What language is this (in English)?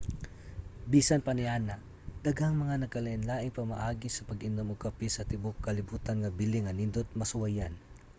Cebuano